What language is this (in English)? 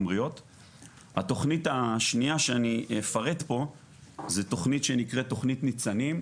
Hebrew